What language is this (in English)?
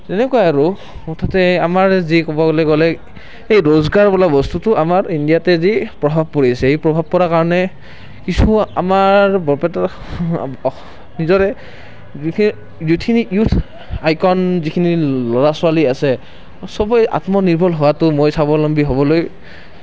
Assamese